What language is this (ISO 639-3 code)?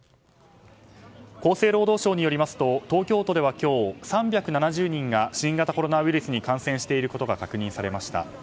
jpn